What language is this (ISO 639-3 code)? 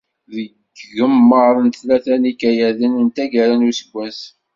kab